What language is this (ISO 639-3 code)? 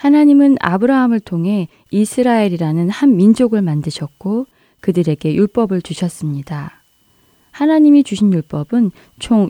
kor